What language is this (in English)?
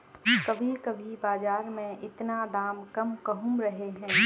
Magahi